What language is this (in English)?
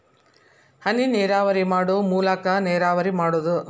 Kannada